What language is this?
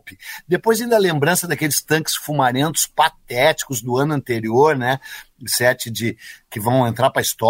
Portuguese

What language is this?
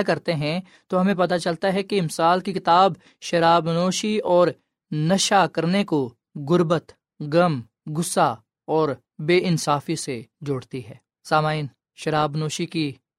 Urdu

